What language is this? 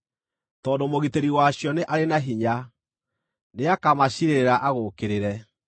Kikuyu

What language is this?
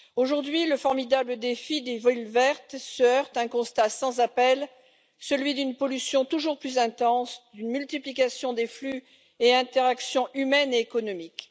French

